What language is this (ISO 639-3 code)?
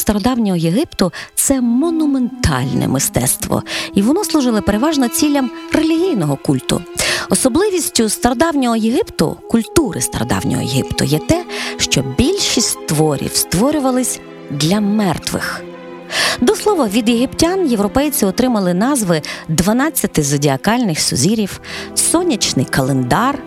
ukr